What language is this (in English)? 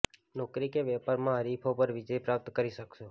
Gujarati